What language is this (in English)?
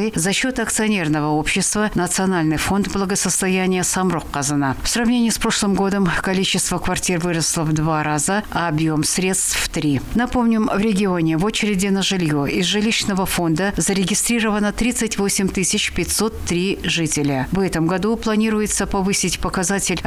Russian